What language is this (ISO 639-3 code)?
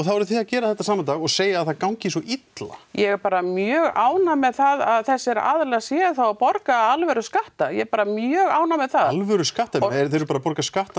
isl